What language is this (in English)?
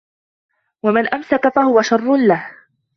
Arabic